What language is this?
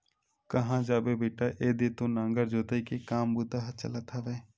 Chhattisgarhi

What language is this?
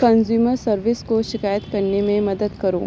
Urdu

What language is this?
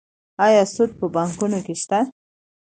Pashto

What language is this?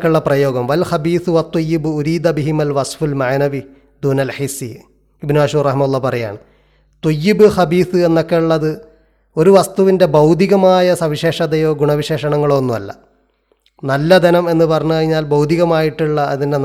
Malayalam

